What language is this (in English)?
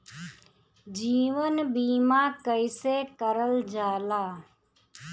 Bhojpuri